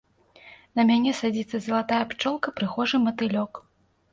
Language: Belarusian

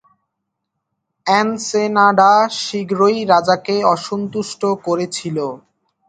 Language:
Bangla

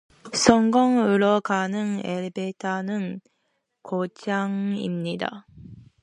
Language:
Korean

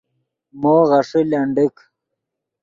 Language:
Yidgha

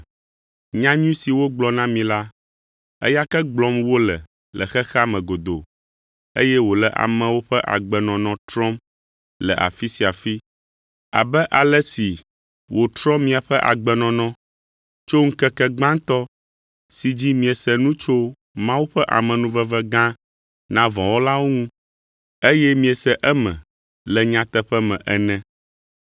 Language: Ewe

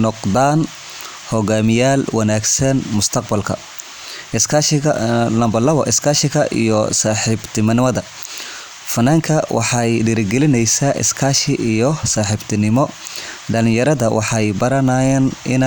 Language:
Somali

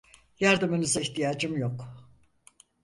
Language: Turkish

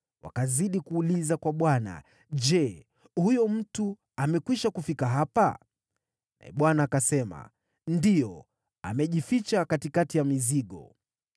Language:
Swahili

